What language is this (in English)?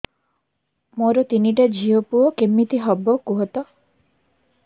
Odia